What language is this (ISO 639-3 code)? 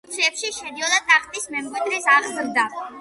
kat